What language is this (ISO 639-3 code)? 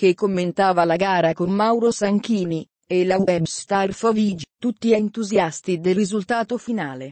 ita